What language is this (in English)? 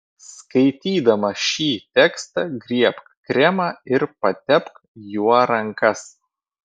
Lithuanian